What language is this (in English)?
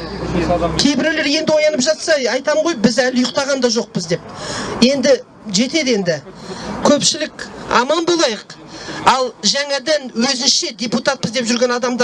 Turkish